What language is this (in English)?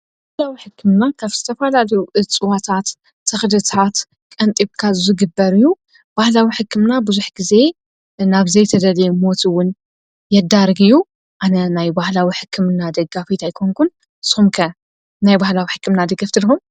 Tigrinya